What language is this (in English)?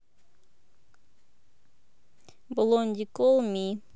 Russian